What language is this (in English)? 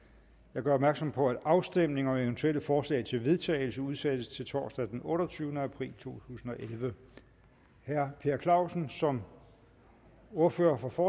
Danish